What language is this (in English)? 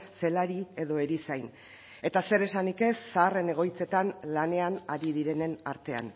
Basque